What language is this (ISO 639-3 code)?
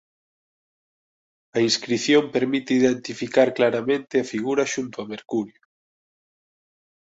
glg